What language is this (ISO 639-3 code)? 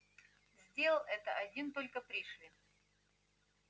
rus